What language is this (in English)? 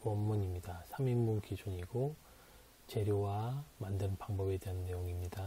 Korean